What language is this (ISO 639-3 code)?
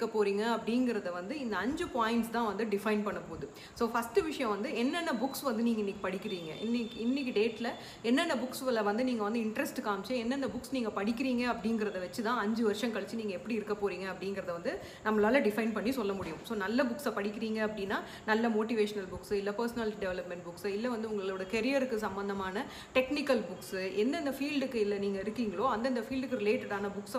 tam